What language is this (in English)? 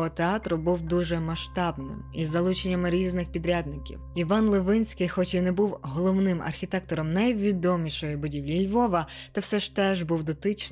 Ukrainian